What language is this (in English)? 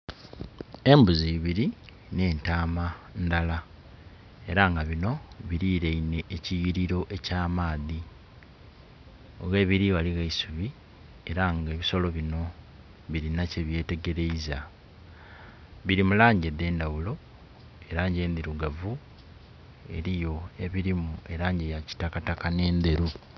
Soga